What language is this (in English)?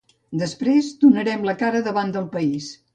Catalan